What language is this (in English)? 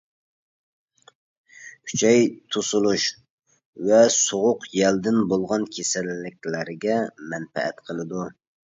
Uyghur